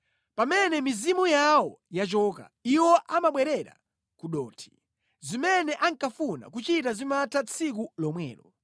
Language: Nyanja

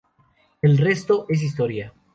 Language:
Spanish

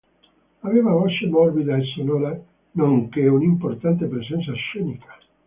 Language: Italian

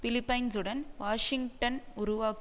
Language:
Tamil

